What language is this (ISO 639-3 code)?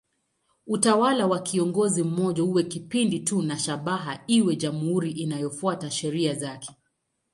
swa